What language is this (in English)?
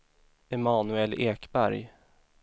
Swedish